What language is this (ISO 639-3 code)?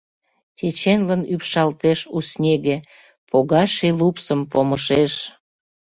chm